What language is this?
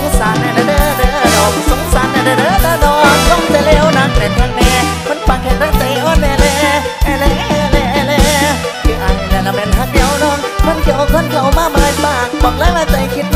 Thai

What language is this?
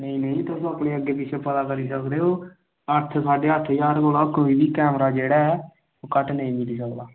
Dogri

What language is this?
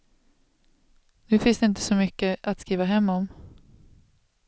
Swedish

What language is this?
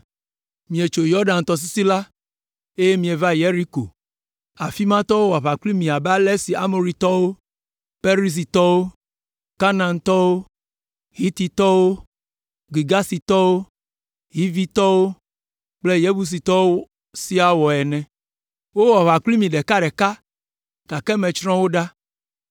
Ewe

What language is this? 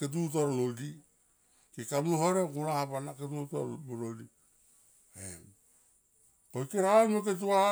Tomoip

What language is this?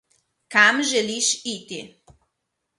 Slovenian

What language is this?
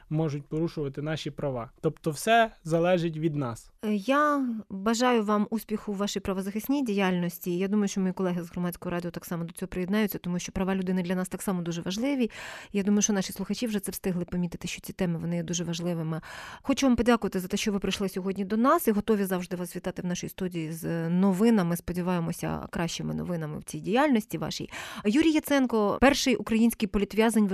Ukrainian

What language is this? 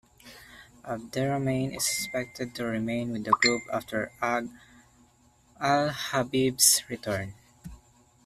English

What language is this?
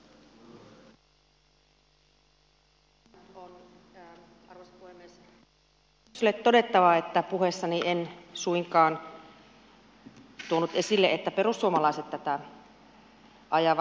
Finnish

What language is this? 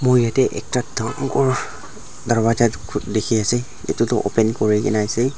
Naga Pidgin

